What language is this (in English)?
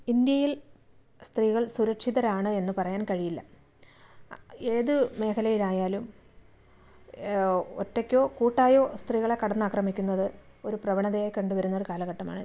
Malayalam